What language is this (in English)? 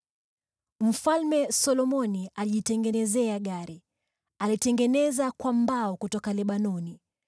Swahili